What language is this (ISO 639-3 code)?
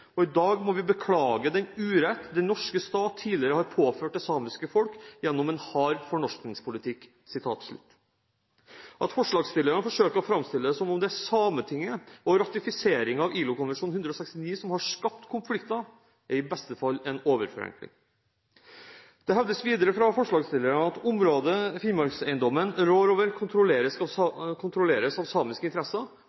nob